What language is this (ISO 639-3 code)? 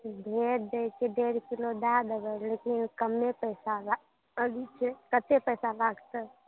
mai